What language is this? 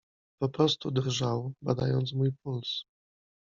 Polish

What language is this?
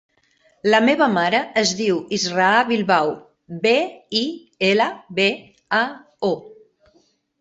Catalan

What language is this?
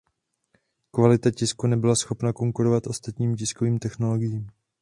Czech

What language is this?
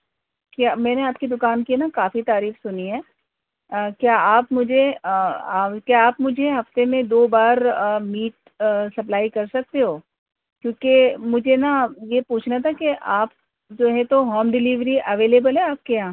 Urdu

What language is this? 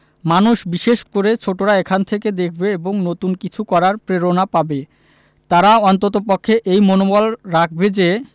Bangla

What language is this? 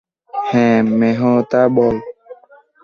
Bangla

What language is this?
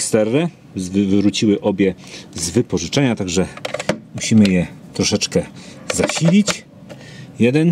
Polish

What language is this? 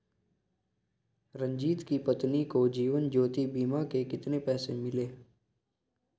Hindi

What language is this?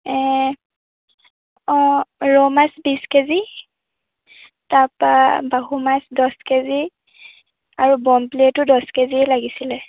Assamese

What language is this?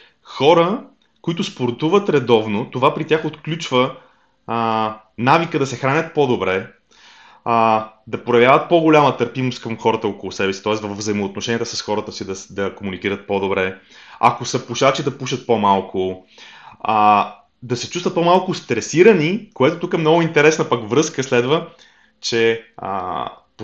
Bulgarian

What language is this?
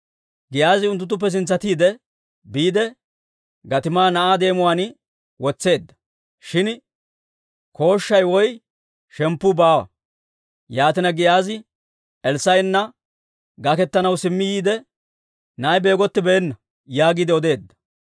Dawro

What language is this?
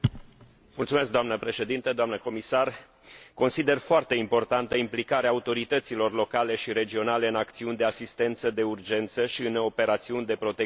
Romanian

